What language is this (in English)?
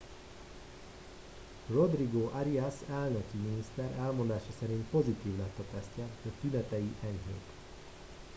Hungarian